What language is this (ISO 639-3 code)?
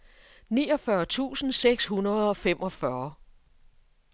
dan